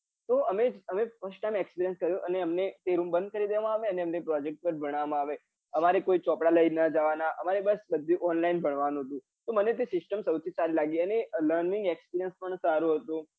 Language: Gujarati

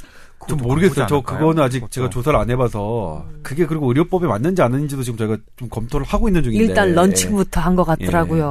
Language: Korean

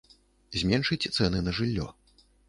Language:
Belarusian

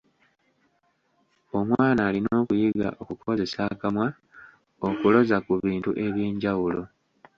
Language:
Ganda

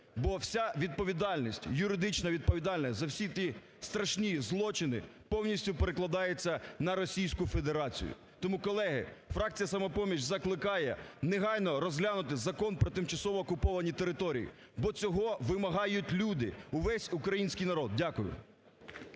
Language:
Ukrainian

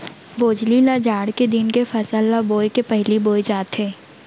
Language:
Chhattisgarhi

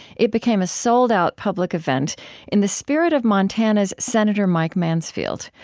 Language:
English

